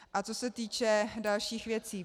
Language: Czech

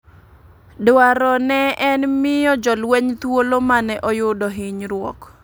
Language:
Luo (Kenya and Tanzania)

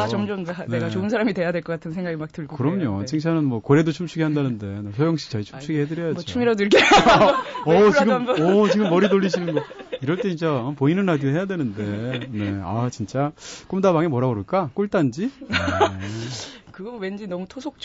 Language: Korean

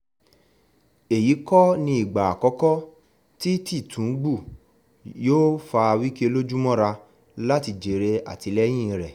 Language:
Yoruba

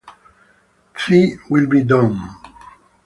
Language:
Italian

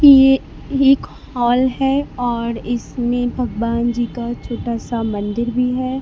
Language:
Hindi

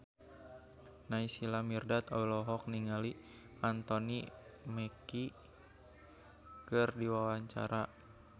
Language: Sundanese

